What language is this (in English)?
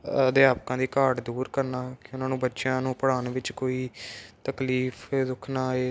Punjabi